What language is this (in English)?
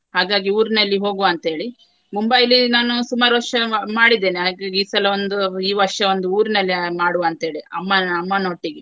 Kannada